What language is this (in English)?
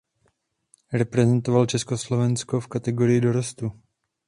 Czech